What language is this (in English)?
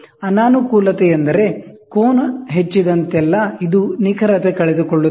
Kannada